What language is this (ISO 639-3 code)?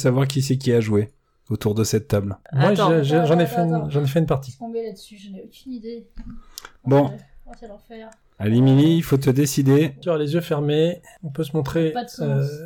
fra